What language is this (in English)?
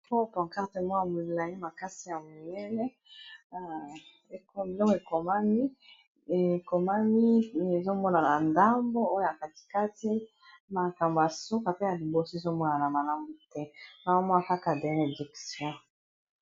Lingala